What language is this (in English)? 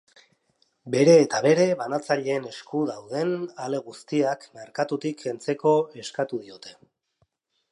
Basque